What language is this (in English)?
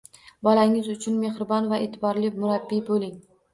Uzbek